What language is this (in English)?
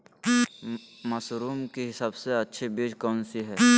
Magahi